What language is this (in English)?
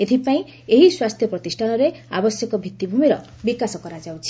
Odia